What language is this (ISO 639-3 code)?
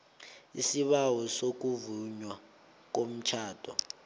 nbl